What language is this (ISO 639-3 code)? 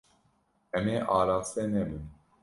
kur